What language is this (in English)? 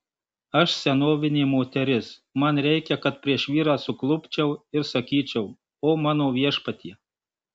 Lithuanian